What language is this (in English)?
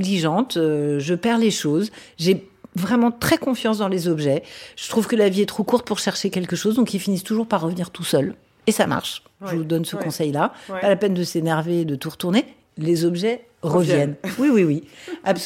French